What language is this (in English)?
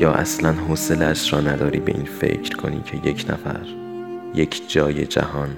Persian